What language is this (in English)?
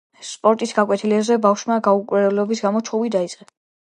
Georgian